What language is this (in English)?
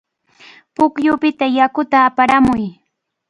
Cajatambo North Lima Quechua